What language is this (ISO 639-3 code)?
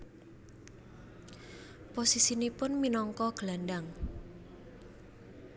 jav